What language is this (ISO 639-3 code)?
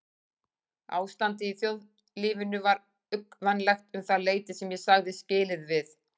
isl